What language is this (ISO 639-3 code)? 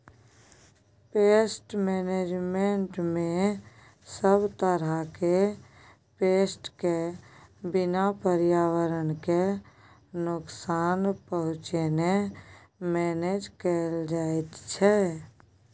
mai